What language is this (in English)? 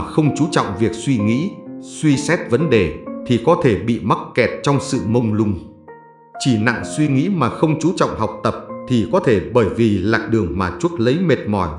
Vietnamese